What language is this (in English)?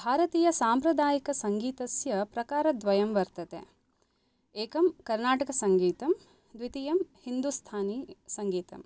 Sanskrit